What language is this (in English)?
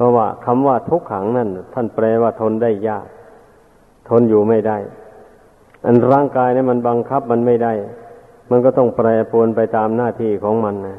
Thai